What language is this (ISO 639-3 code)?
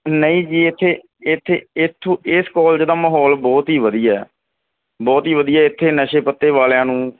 pan